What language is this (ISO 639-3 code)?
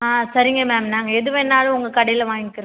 tam